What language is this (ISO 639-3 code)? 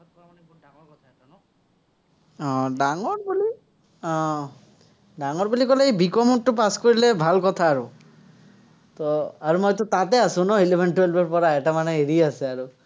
asm